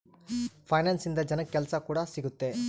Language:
Kannada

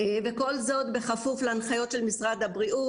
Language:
Hebrew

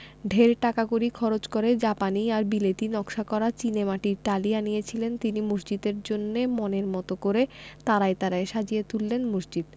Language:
Bangla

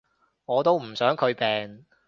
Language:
Cantonese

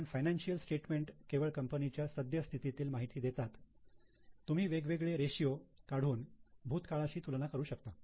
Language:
Marathi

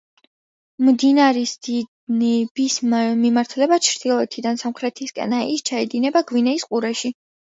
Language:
Georgian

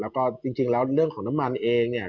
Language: Thai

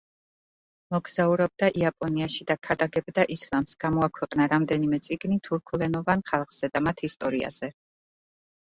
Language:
Georgian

